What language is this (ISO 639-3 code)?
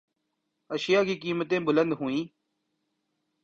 urd